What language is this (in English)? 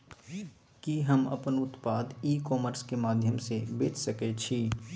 Maithili